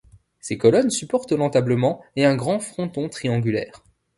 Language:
French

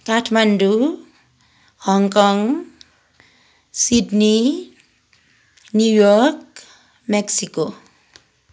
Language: Nepali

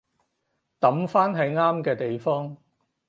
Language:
Cantonese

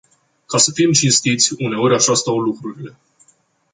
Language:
Romanian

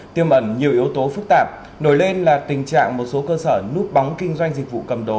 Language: Vietnamese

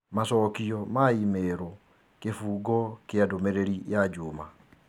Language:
Kikuyu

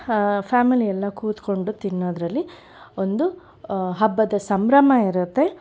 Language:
Kannada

